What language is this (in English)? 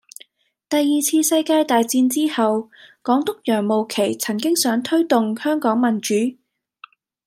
Cantonese